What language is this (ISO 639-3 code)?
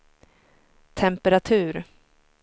swe